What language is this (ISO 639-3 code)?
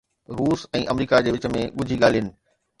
snd